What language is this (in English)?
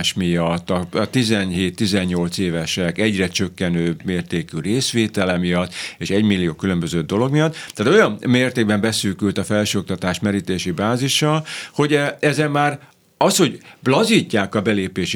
Hungarian